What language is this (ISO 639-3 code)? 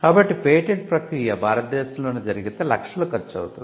tel